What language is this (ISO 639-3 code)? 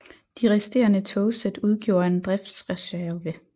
dan